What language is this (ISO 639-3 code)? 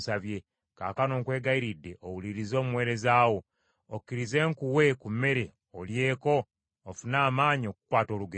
lug